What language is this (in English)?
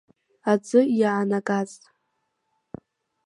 Abkhazian